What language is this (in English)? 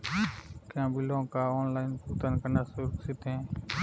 Hindi